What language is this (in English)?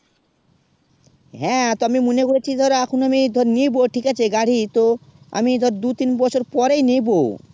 Bangla